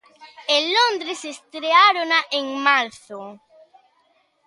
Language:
Galician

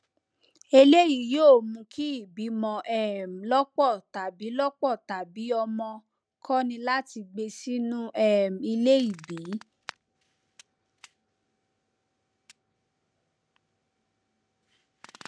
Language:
Yoruba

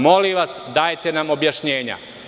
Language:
Serbian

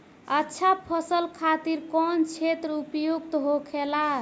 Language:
Bhojpuri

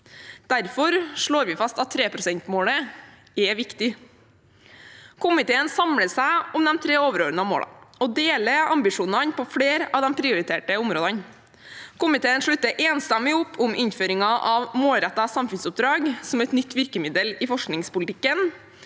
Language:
Norwegian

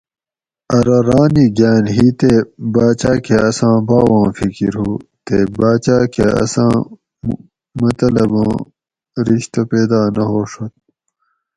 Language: Gawri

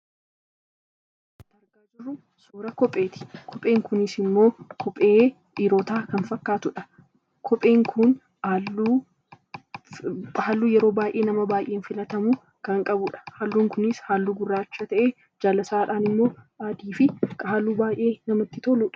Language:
Oromo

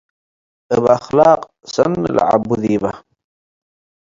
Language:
Tigre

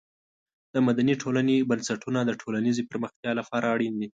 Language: Pashto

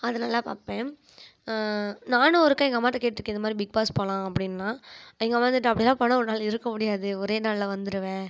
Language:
Tamil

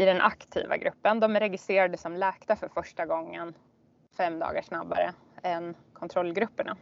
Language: Swedish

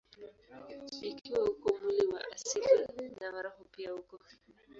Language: Swahili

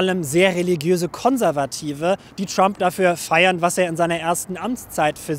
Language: German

